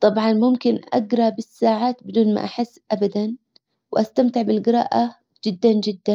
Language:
Hijazi Arabic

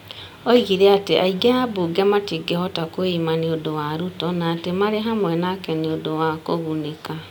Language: Kikuyu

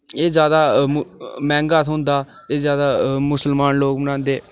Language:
Dogri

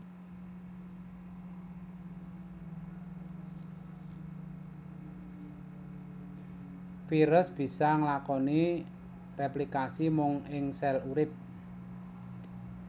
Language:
Javanese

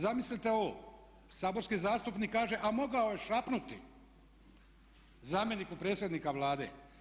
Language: Croatian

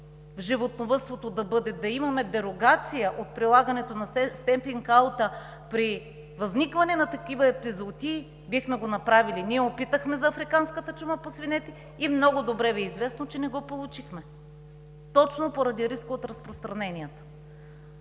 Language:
Bulgarian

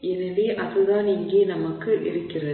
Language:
Tamil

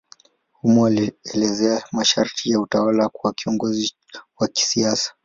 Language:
Swahili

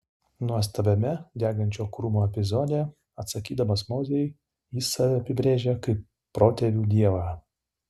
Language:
Lithuanian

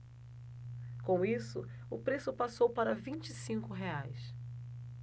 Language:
Portuguese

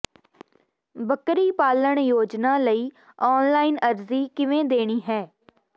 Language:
Punjabi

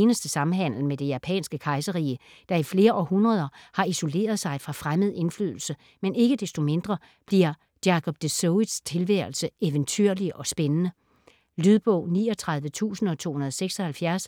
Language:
Danish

